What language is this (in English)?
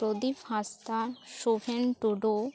Santali